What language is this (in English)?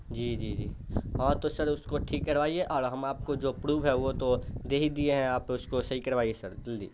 Urdu